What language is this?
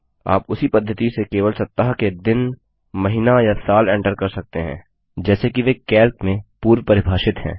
Hindi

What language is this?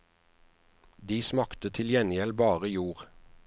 Norwegian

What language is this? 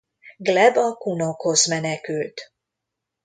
Hungarian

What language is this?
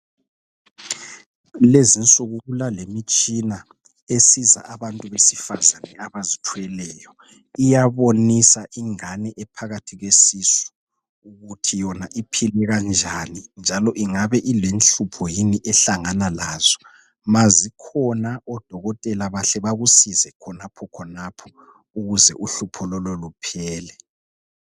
North Ndebele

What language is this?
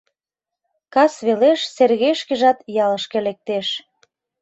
Mari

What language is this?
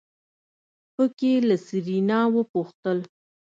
Pashto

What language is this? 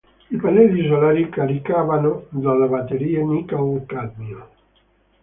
Italian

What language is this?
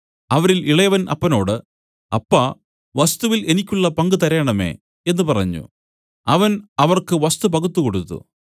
Malayalam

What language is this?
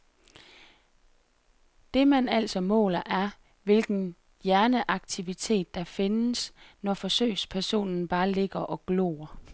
Danish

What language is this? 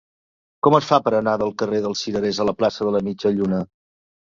Catalan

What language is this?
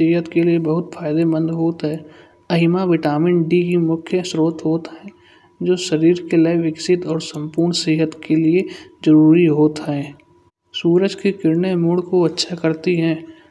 Kanauji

